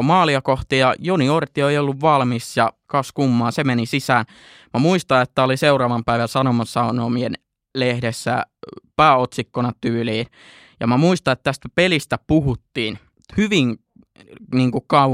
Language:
Finnish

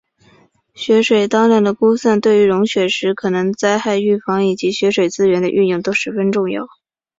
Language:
Chinese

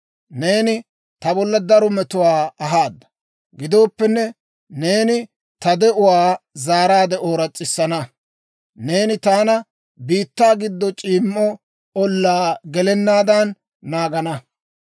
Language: Dawro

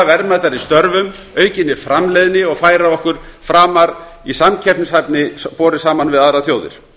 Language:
Icelandic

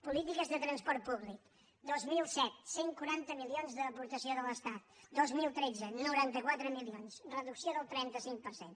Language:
Catalan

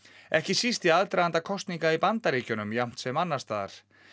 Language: Icelandic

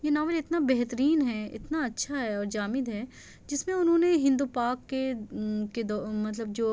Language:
Urdu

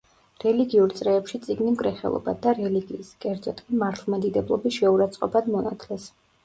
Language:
Georgian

